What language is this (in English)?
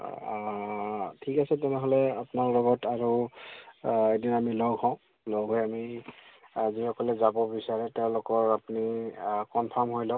Assamese